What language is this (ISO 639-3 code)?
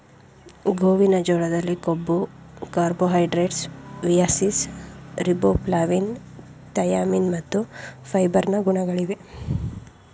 kan